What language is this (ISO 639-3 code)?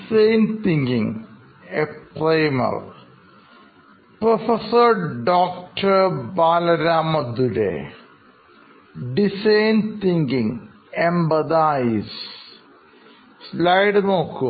mal